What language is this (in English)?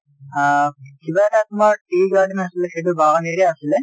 Assamese